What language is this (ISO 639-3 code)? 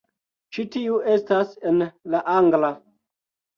epo